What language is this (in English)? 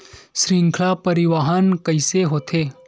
Chhattisgarhi